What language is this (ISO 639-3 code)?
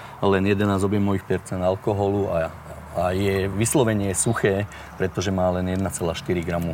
slk